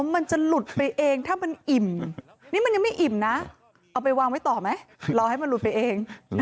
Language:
Thai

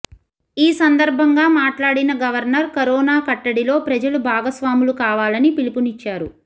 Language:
Telugu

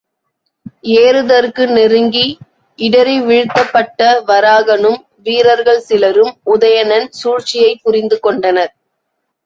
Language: Tamil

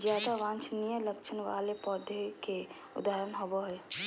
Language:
Magahi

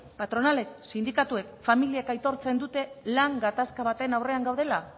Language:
Basque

